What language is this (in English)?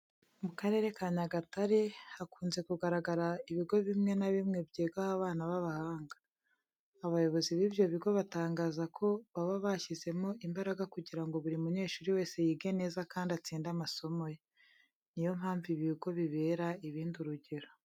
Kinyarwanda